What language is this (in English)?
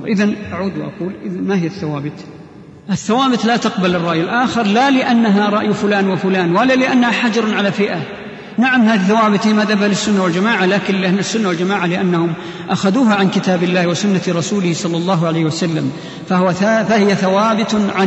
Arabic